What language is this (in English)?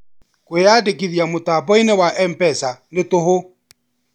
Kikuyu